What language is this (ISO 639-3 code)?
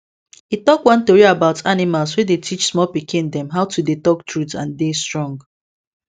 pcm